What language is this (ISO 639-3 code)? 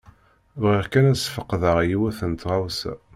kab